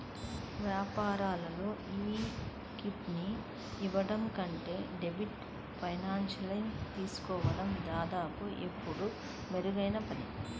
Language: Telugu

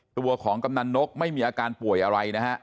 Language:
Thai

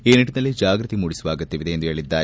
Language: Kannada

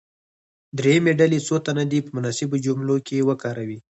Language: Pashto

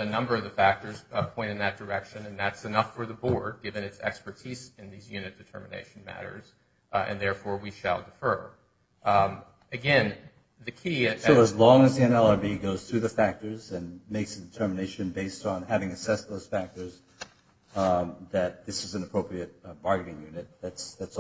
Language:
English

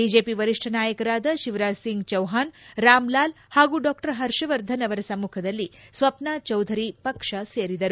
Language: Kannada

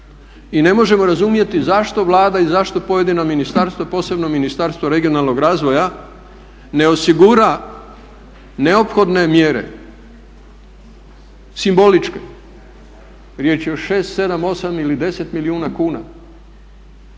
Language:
Croatian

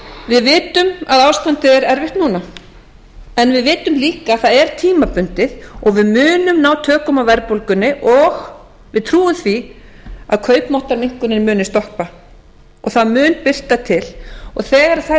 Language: Icelandic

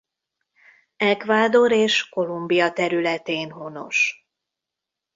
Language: Hungarian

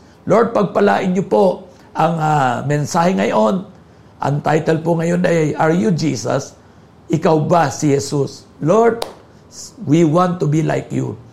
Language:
Filipino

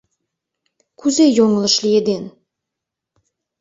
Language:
Mari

